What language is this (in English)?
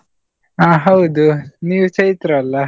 Kannada